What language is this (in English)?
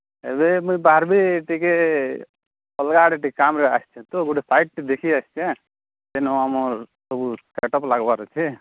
Odia